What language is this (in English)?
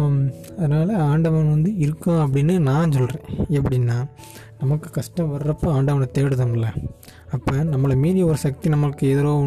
Tamil